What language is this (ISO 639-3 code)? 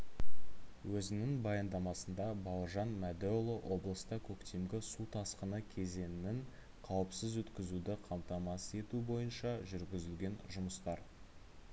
kaz